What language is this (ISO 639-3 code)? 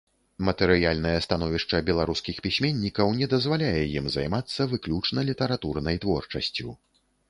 bel